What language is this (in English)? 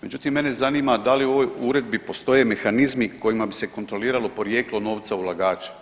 Croatian